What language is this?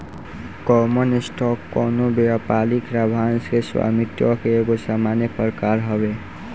Bhojpuri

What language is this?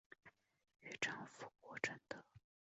Chinese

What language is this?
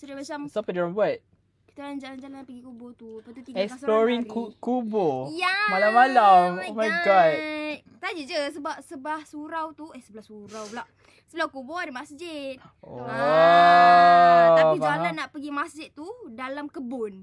Malay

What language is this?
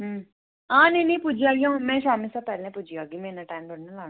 Dogri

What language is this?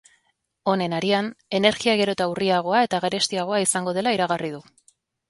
Basque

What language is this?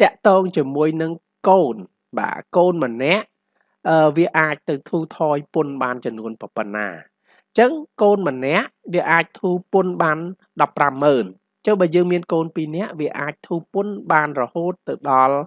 Vietnamese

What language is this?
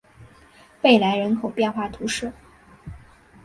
Chinese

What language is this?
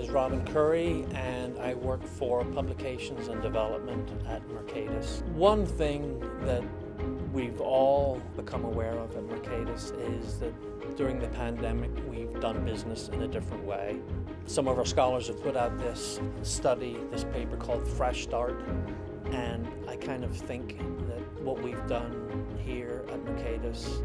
English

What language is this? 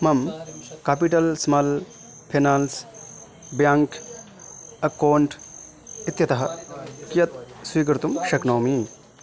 Sanskrit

